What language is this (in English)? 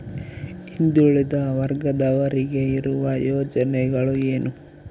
Kannada